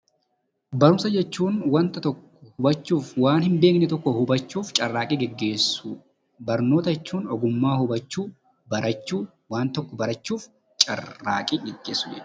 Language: Oromo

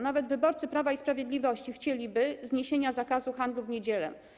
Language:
Polish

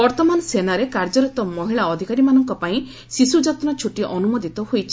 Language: Odia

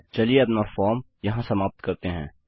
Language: Hindi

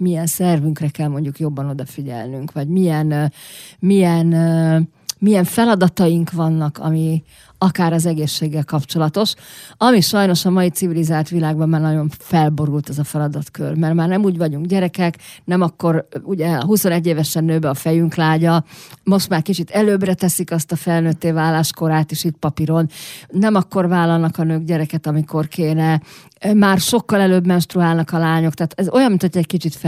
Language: Hungarian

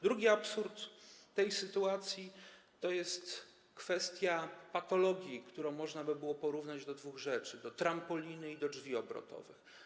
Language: Polish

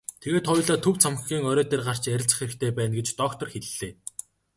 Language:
Mongolian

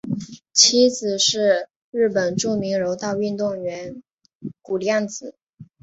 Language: Chinese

